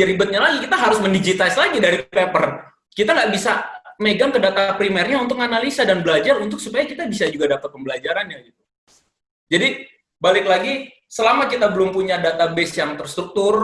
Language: Indonesian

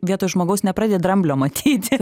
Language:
Lithuanian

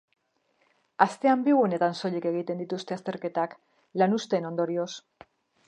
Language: Basque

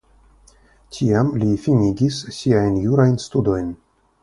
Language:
Esperanto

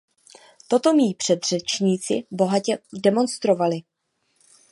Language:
Czech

